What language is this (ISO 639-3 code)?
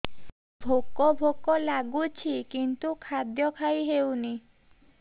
ori